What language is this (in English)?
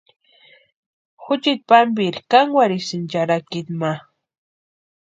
Western Highland Purepecha